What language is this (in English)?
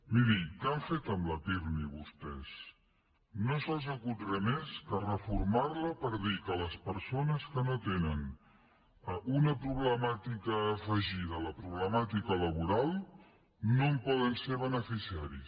Catalan